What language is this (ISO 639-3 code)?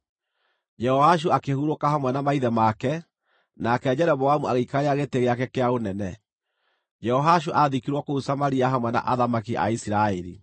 kik